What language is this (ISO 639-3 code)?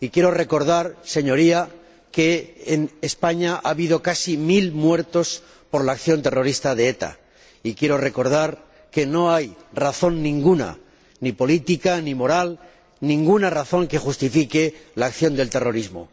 spa